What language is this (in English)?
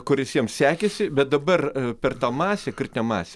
Lithuanian